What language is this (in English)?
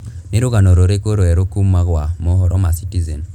Kikuyu